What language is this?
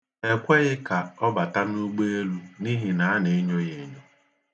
Igbo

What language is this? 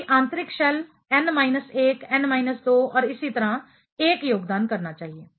Hindi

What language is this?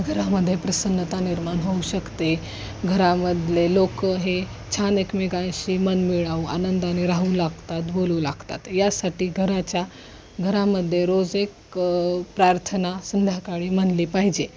Marathi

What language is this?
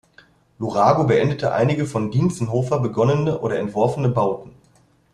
German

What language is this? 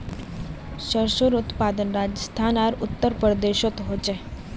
Magahi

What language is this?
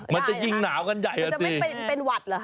Thai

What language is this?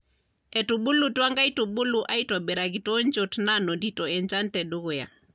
Masai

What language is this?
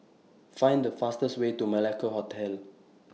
English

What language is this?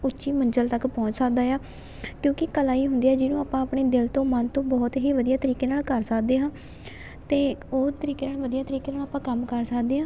Punjabi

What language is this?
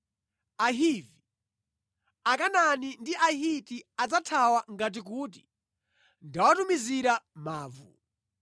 Nyanja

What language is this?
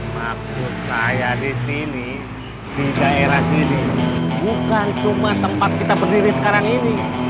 Indonesian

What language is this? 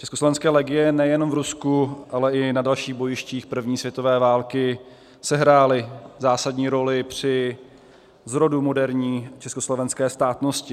Czech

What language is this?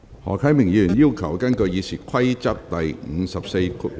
Cantonese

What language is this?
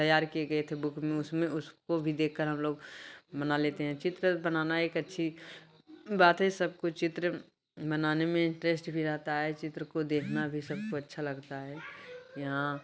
Hindi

